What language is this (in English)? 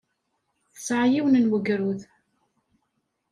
Kabyle